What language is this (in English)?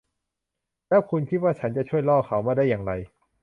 Thai